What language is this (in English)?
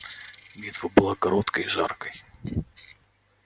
Russian